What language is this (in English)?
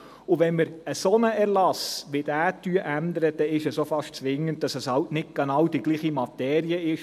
Swiss German